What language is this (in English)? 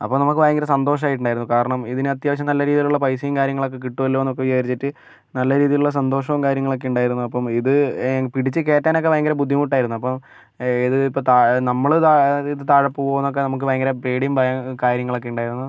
Malayalam